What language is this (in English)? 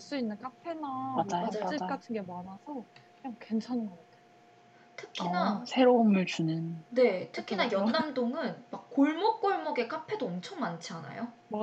Korean